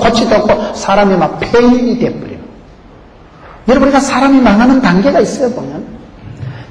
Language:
Korean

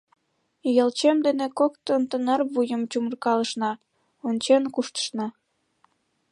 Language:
Mari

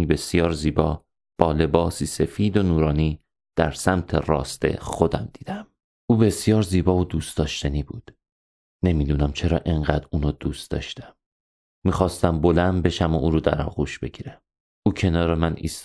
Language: Persian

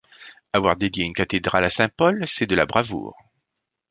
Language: French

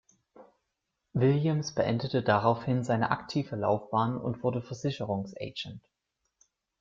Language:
German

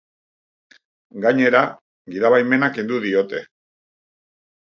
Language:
Basque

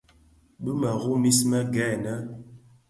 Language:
Bafia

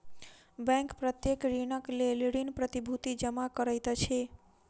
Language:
Maithili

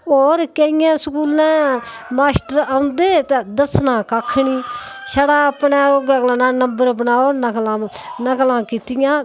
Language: Dogri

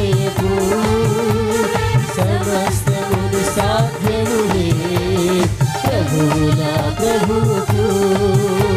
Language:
Telugu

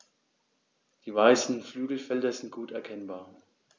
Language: German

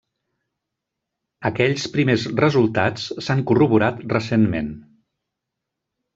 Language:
Catalan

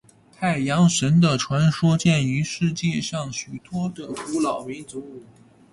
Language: Chinese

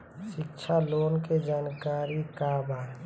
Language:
Bhojpuri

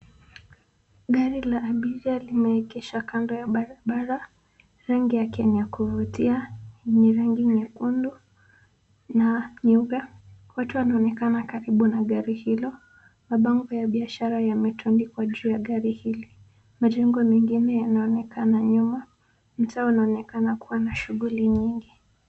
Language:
Swahili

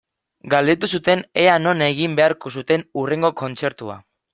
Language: Basque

